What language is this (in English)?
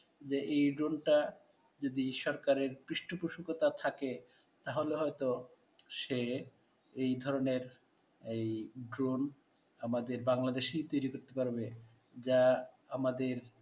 Bangla